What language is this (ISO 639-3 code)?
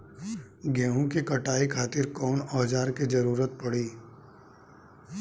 bho